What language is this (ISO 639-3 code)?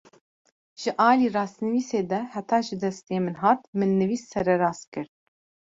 kur